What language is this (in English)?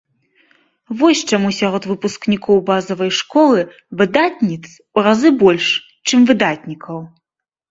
Belarusian